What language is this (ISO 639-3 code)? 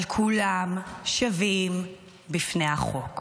heb